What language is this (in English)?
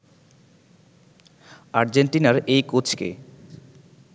Bangla